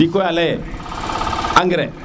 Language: Serer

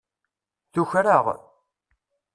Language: Kabyle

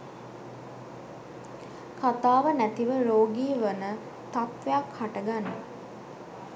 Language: Sinhala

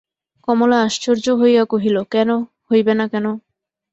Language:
Bangla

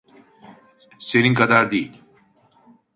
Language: Turkish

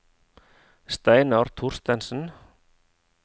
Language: Norwegian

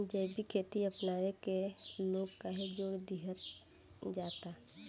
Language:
Bhojpuri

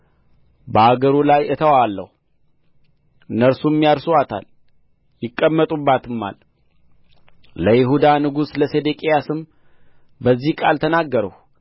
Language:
Amharic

